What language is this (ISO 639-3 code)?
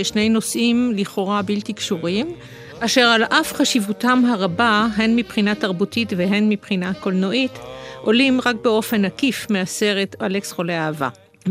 heb